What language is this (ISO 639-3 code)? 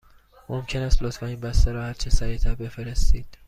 fas